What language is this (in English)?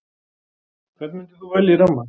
Icelandic